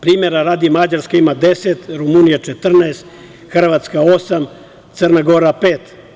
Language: Serbian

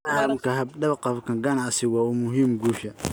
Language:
Somali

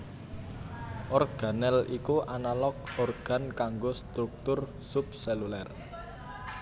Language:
Javanese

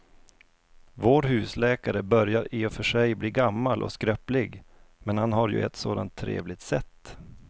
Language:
Swedish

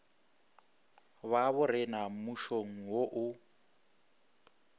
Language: Northern Sotho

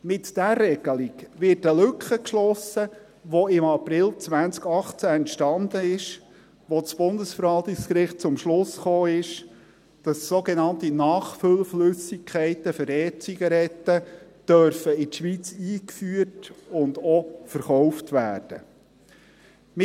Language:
Swiss German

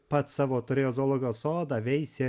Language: Lithuanian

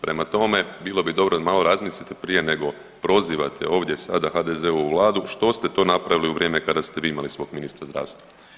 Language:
Croatian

